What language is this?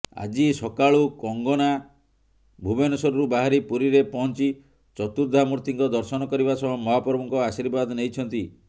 Odia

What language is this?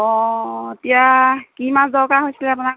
Assamese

